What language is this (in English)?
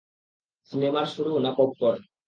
Bangla